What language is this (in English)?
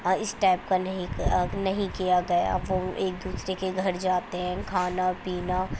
Urdu